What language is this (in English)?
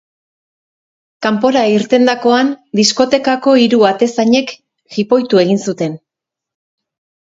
Basque